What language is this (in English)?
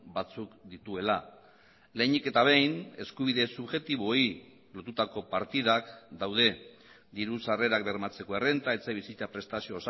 Basque